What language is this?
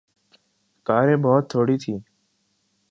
Urdu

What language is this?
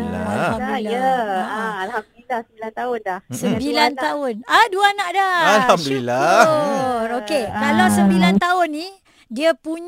Malay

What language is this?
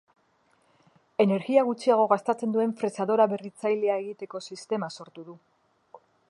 Basque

